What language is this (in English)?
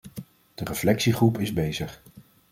Dutch